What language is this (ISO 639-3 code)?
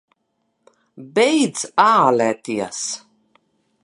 lav